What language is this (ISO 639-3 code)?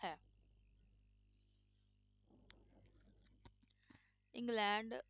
pan